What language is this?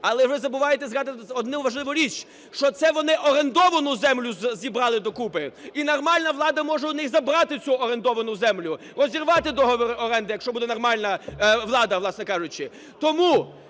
Ukrainian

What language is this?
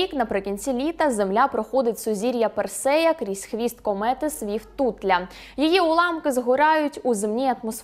Ukrainian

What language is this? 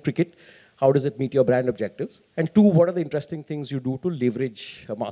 English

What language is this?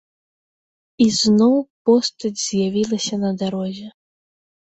Belarusian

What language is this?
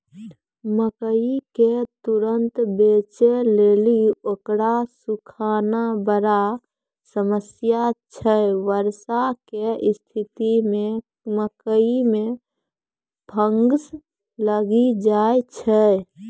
Maithili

